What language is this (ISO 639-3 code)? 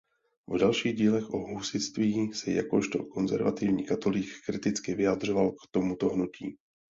ces